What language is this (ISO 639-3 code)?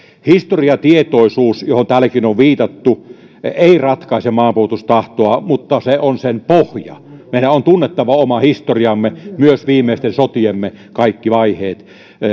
fin